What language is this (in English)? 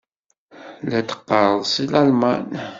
Kabyle